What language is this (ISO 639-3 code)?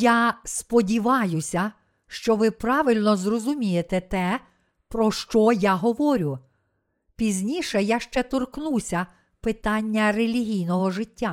ukr